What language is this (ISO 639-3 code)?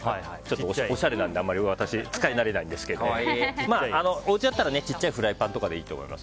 jpn